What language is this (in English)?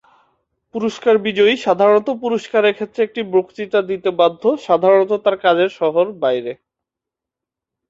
Bangla